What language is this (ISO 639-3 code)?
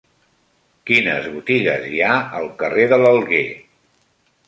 cat